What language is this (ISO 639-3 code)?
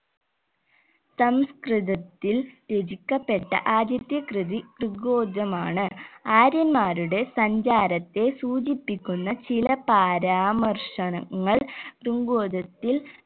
mal